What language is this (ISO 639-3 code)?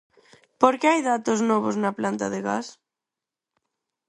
glg